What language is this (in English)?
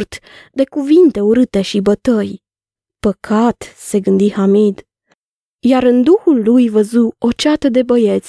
Romanian